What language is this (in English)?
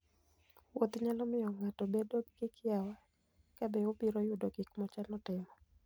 Luo (Kenya and Tanzania)